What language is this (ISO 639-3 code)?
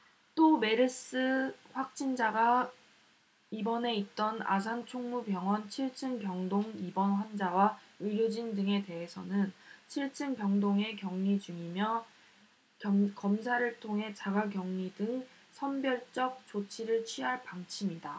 kor